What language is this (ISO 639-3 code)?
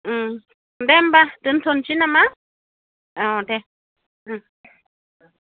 brx